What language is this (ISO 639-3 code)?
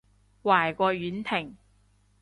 yue